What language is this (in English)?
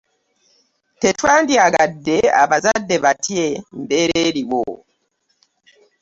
Ganda